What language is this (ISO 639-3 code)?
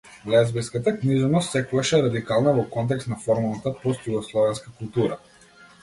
mkd